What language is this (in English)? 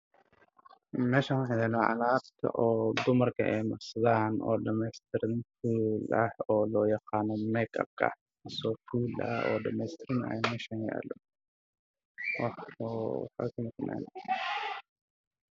Somali